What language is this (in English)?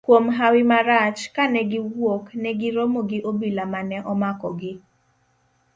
Luo (Kenya and Tanzania)